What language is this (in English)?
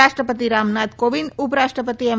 Gujarati